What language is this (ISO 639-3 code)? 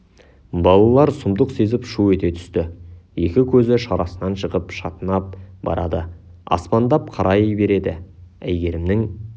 kaz